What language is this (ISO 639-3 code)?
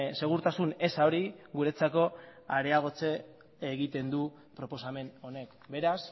eus